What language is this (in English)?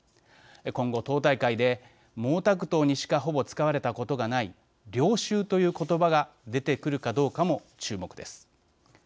Japanese